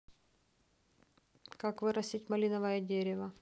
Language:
Russian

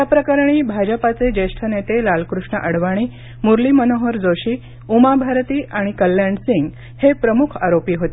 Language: Marathi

